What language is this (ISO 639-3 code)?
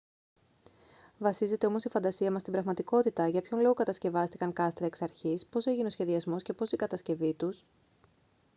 ell